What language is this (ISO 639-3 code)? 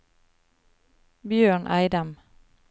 nor